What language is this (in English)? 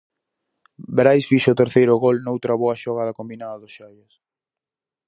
Galician